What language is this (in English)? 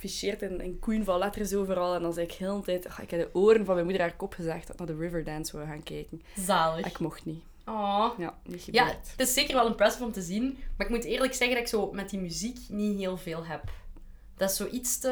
Dutch